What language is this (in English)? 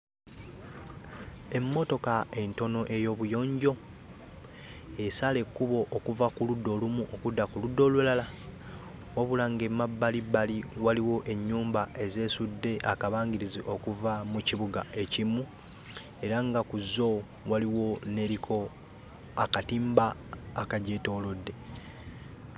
Ganda